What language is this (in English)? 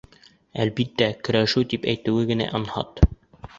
Bashkir